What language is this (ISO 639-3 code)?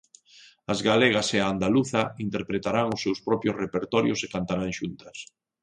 glg